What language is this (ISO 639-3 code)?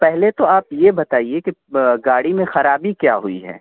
urd